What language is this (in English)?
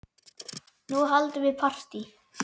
Icelandic